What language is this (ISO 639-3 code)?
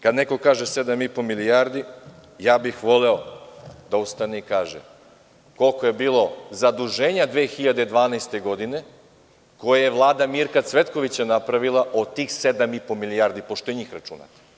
srp